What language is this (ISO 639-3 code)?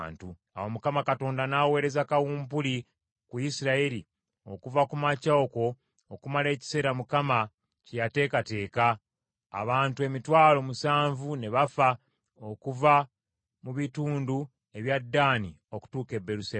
lug